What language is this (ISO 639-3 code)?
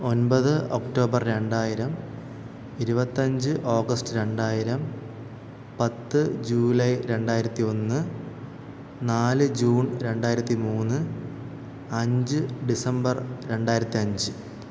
mal